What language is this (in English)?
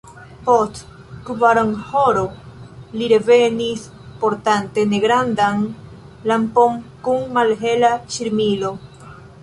Esperanto